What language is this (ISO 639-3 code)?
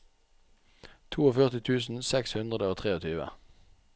nor